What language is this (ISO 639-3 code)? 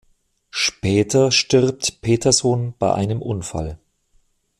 deu